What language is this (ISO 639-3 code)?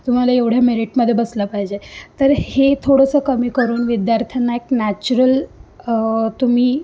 mar